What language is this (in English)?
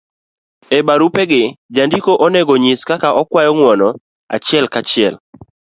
Luo (Kenya and Tanzania)